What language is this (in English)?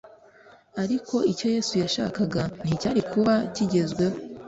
Kinyarwanda